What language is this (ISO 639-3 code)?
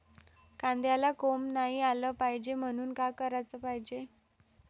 mar